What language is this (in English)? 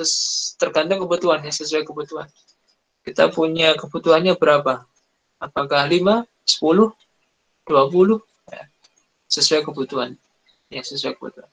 Indonesian